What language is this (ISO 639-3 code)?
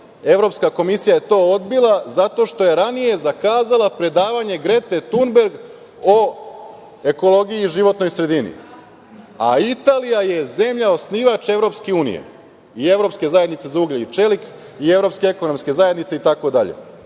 srp